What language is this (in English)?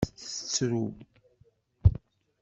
Kabyle